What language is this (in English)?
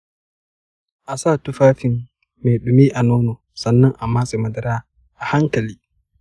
Hausa